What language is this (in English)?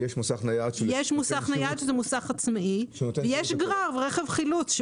Hebrew